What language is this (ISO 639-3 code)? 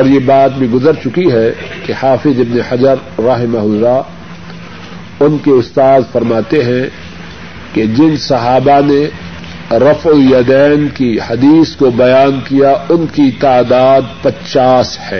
urd